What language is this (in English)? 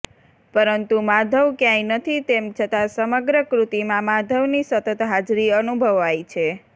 Gujarati